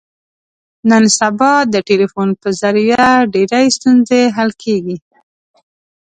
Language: Pashto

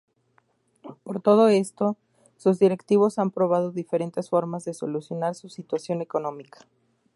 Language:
Spanish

